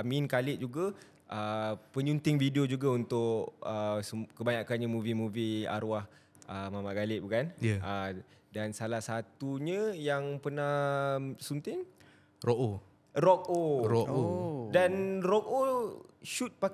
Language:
Malay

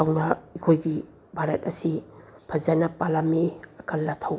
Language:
Manipuri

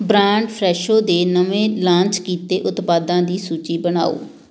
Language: Punjabi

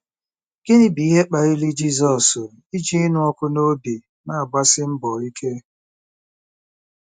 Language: Igbo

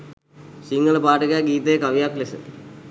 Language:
Sinhala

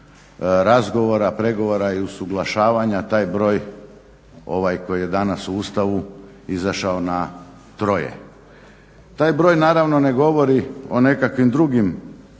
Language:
Croatian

